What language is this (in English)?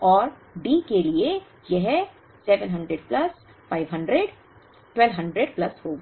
Hindi